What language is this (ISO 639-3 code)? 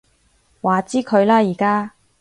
yue